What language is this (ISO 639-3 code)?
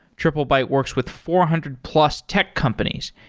eng